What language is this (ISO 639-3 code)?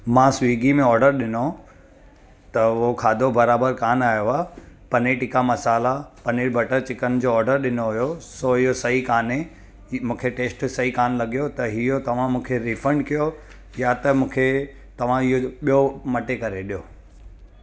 snd